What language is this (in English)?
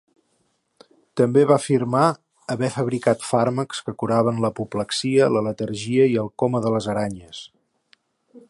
Catalan